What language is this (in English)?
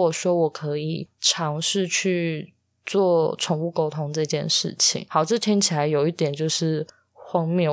Chinese